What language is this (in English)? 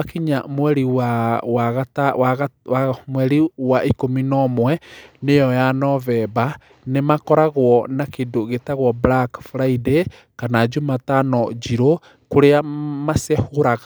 Kikuyu